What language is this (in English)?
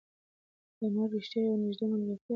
Pashto